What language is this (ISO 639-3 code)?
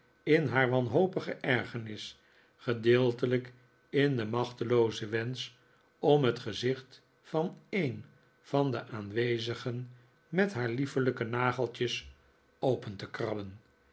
nld